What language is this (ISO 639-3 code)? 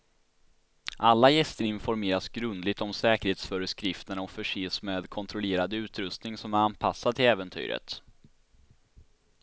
swe